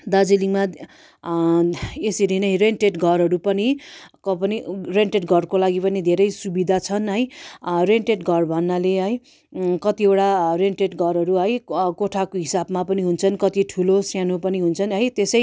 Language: Nepali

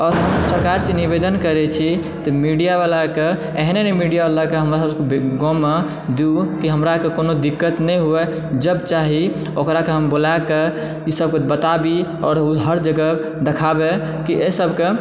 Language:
Maithili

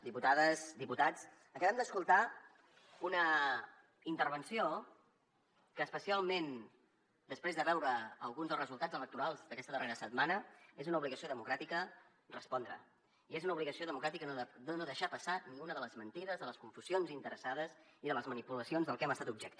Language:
Catalan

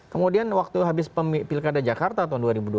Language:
Indonesian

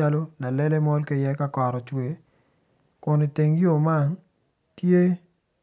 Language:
Acoli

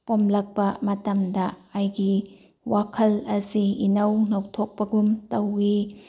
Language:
Manipuri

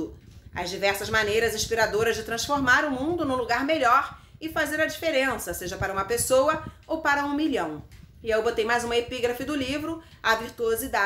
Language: Portuguese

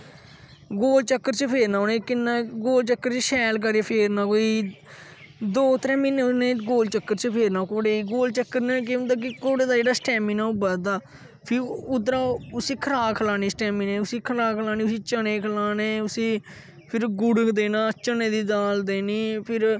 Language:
Dogri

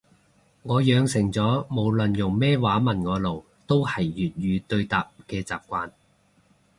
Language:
Cantonese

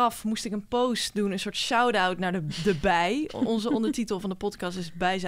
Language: Dutch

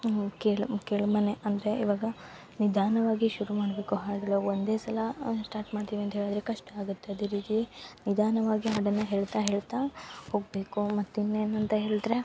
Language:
Kannada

